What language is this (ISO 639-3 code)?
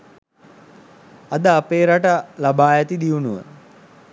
sin